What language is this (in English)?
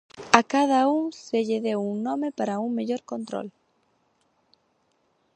Galician